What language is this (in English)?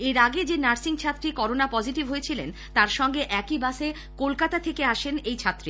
Bangla